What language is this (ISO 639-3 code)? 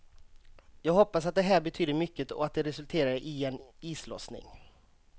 swe